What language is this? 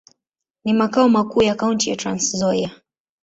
Swahili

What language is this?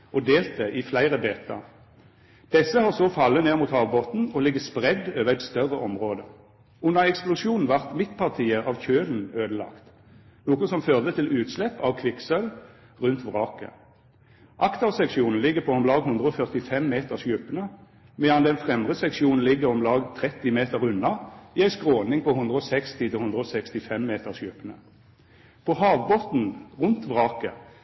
Norwegian Nynorsk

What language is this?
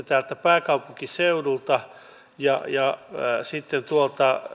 Finnish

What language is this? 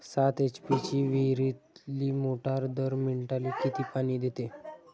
Marathi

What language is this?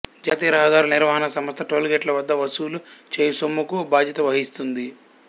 Telugu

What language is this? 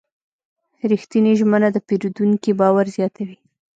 Pashto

